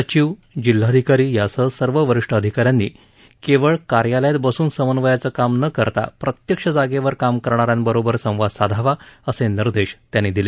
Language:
Marathi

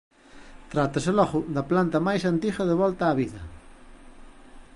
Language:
Galician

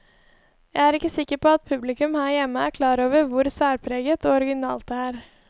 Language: Norwegian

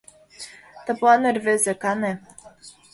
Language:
Mari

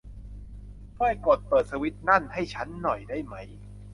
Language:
Thai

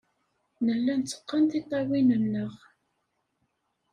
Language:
Kabyle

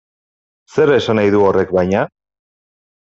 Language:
Basque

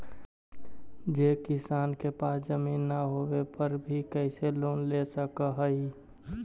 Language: Magahi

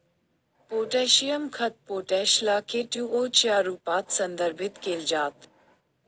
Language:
Marathi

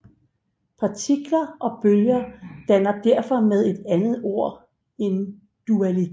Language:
Danish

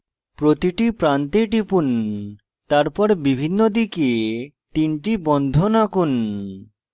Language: Bangla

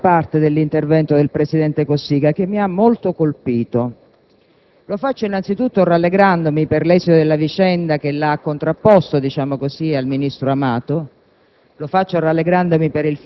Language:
Italian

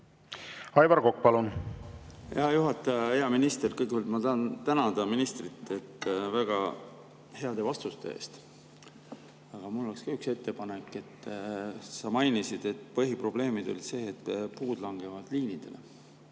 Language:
Estonian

